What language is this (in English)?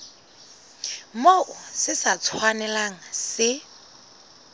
Southern Sotho